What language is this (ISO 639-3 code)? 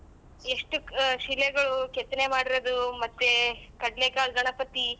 kan